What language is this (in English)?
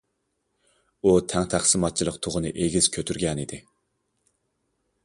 Uyghur